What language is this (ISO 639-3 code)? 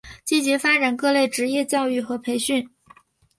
zho